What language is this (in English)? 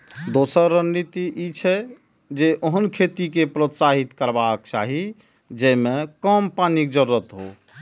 Maithili